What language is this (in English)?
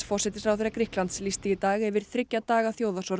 Icelandic